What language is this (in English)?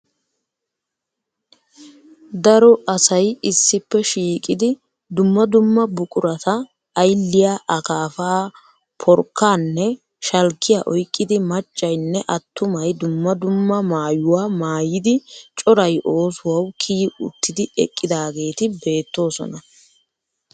Wolaytta